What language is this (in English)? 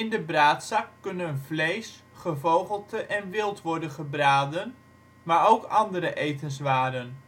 Dutch